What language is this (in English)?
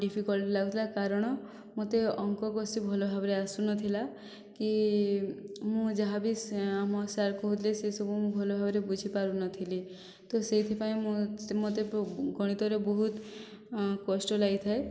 Odia